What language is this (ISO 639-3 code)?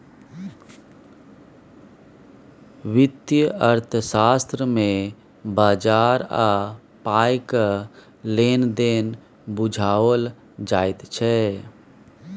mai